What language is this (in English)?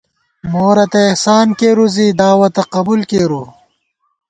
Gawar-Bati